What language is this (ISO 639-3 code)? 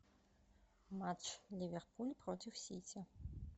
rus